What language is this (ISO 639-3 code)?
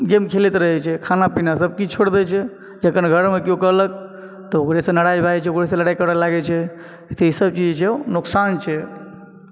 mai